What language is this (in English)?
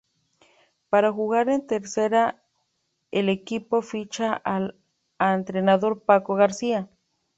Spanish